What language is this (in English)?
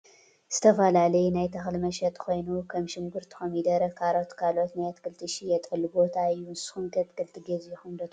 Tigrinya